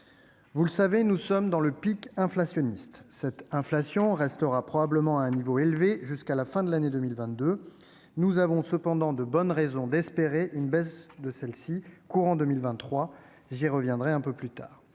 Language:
French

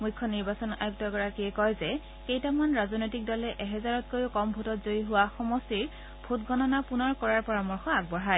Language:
Assamese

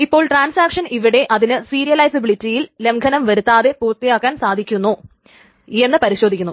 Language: Malayalam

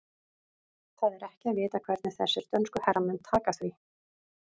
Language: Icelandic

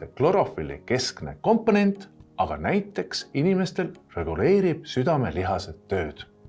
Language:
Estonian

